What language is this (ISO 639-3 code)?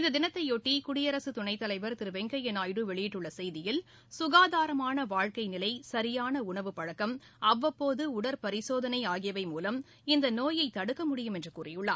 tam